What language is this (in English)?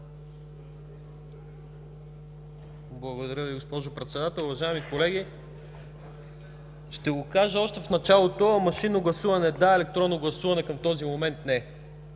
Bulgarian